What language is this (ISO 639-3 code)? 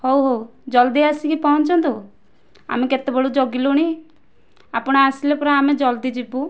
ori